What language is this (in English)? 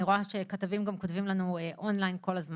Hebrew